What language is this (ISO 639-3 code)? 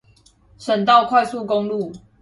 zho